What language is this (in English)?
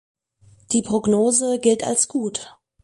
German